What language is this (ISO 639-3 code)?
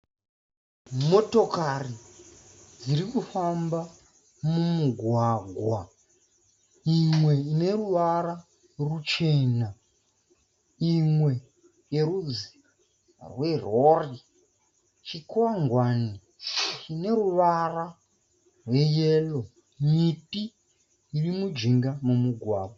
sna